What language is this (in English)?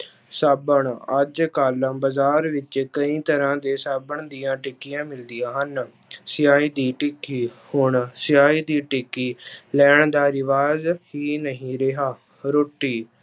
Punjabi